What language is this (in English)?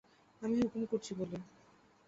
Bangla